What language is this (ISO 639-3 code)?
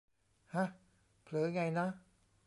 tha